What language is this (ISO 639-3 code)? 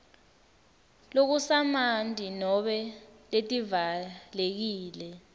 ssw